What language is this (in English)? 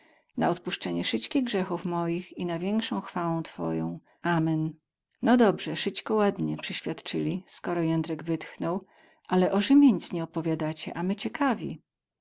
Polish